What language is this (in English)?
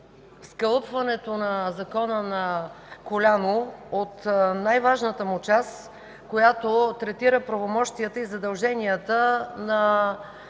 Bulgarian